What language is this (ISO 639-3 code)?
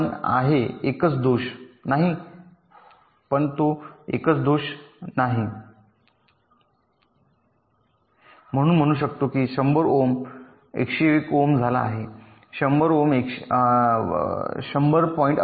mar